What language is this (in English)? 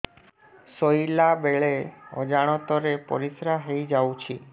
Odia